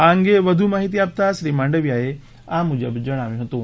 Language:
Gujarati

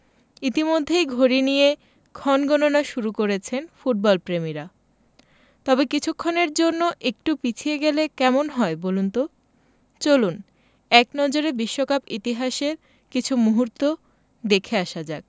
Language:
Bangla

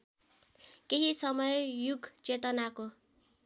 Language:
Nepali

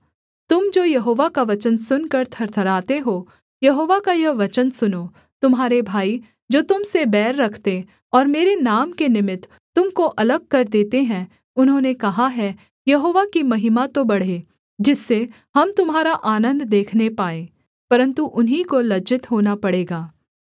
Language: Hindi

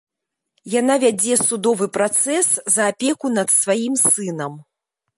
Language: Belarusian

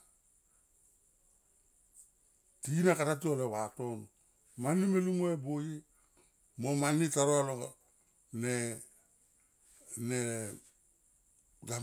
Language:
Tomoip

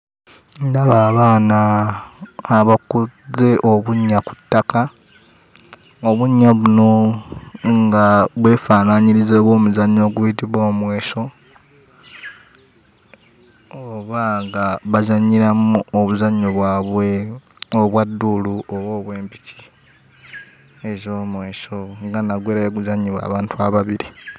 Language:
Ganda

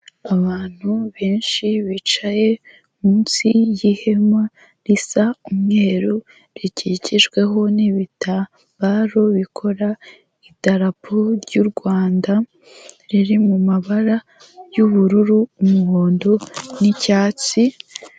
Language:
Kinyarwanda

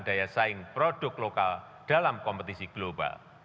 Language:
Indonesian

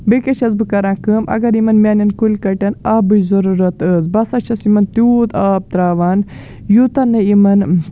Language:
Kashmiri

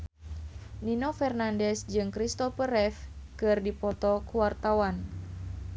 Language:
Sundanese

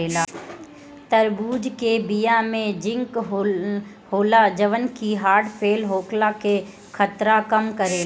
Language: Bhojpuri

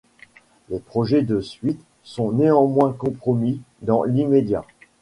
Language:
French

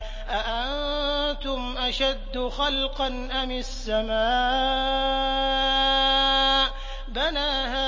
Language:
Arabic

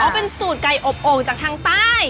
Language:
Thai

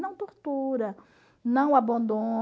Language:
Portuguese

